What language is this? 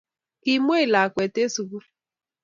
Kalenjin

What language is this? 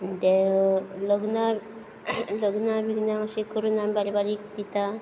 Konkani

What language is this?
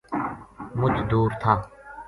Gujari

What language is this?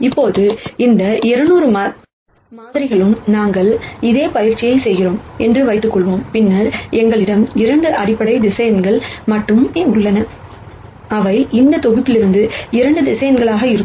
Tamil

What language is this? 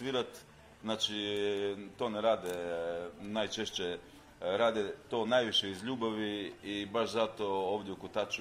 Croatian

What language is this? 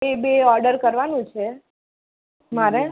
Gujarati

